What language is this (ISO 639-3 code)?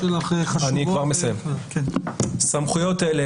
heb